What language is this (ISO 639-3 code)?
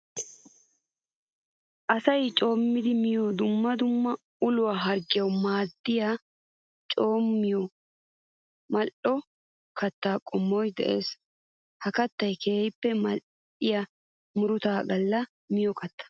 wal